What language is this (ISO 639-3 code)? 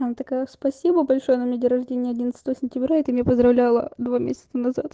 rus